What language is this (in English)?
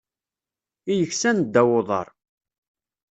Kabyle